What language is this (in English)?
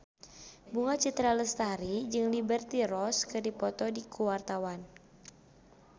Sundanese